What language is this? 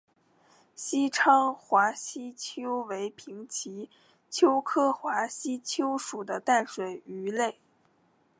Chinese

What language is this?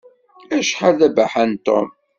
Kabyle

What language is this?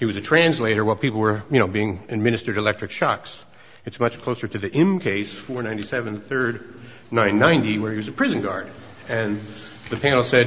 English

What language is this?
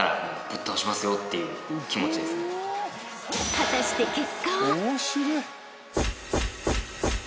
Japanese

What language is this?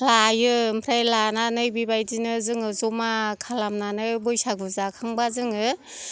Bodo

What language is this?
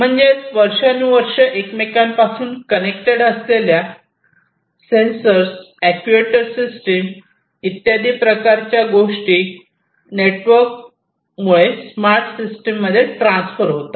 Marathi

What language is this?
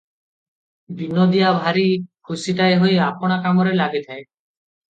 Odia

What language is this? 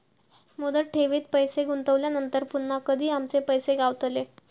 Marathi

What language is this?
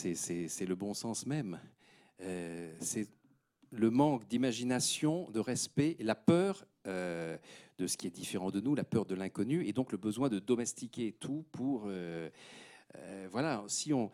French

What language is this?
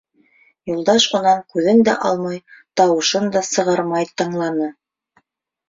Bashkir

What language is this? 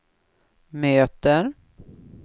Swedish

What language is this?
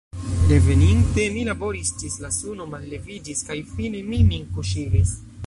Esperanto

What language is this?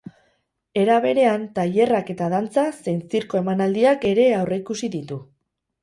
Basque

